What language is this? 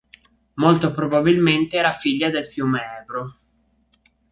Italian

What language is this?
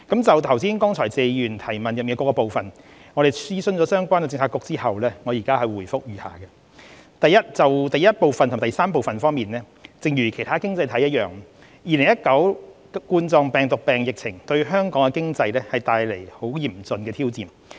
Cantonese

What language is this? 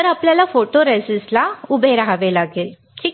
Marathi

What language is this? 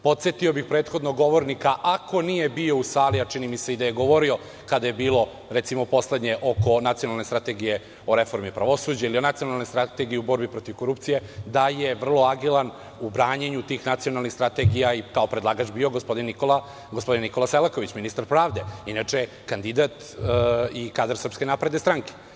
Serbian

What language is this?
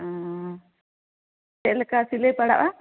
Santali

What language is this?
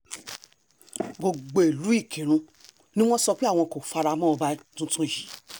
Yoruba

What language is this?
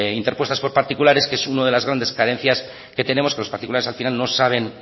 Spanish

